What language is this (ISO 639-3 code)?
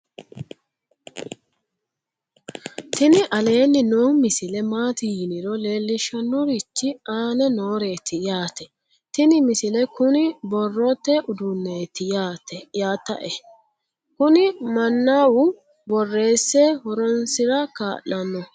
sid